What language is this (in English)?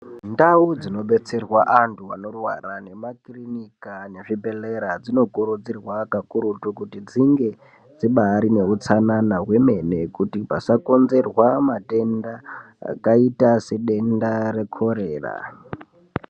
Ndau